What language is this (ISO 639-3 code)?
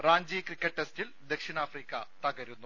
mal